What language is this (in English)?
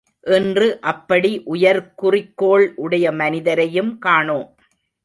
Tamil